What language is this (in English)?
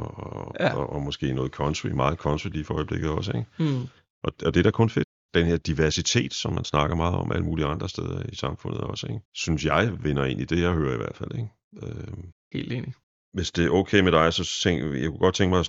Danish